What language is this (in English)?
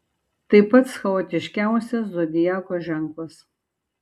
Lithuanian